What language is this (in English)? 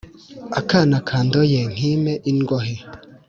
Kinyarwanda